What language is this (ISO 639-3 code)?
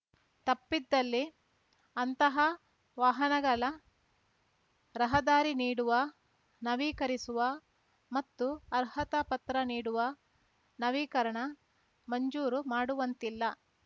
kan